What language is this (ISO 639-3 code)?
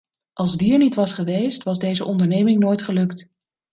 nld